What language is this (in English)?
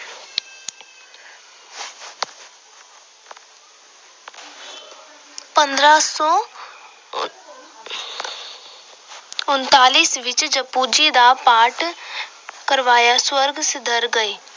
Punjabi